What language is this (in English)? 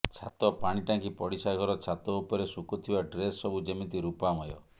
Odia